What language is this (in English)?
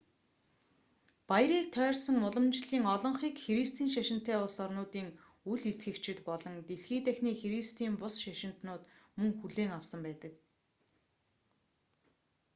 Mongolian